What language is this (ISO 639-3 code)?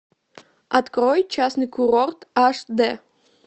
rus